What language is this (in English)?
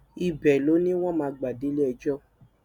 Yoruba